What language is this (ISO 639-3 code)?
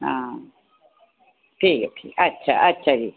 doi